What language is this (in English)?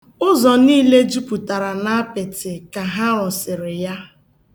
Igbo